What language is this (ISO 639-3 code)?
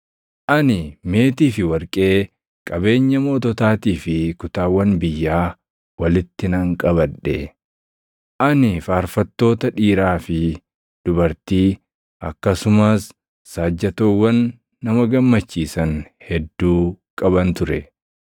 orm